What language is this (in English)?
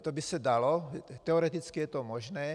Czech